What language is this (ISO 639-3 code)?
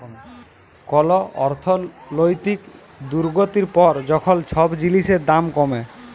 ben